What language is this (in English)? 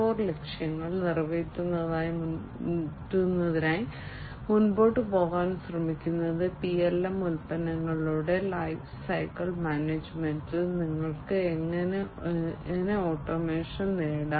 Malayalam